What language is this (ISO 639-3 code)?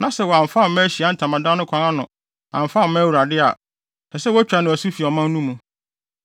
aka